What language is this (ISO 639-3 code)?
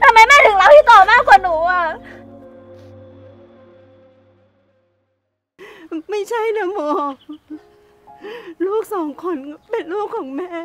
tha